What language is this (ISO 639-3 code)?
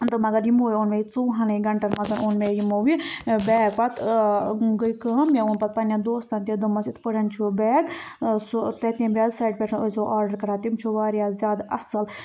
kas